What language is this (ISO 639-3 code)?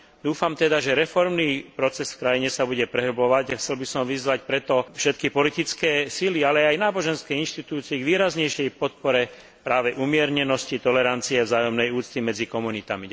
slk